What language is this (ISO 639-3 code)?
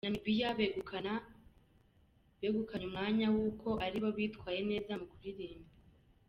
kin